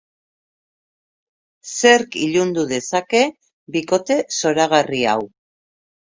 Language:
Basque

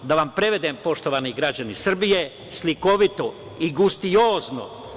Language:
Serbian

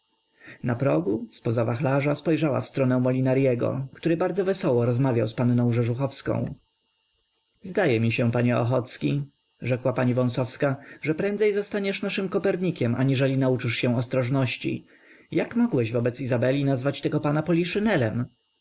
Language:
Polish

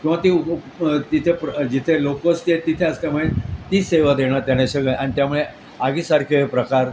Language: Marathi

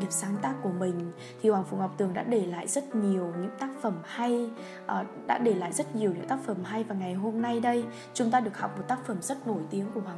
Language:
Vietnamese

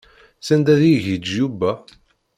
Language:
Kabyle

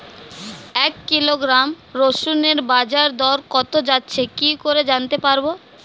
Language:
Bangla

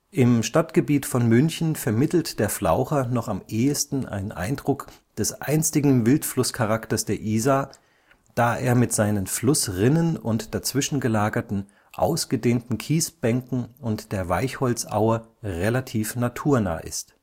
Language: German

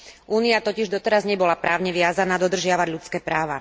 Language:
Slovak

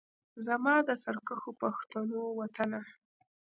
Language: Pashto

